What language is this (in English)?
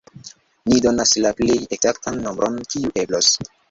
Esperanto